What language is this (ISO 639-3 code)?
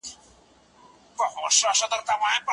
pus